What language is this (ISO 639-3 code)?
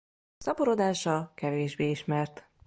hun